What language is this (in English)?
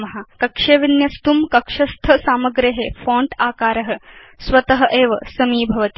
Sanskrit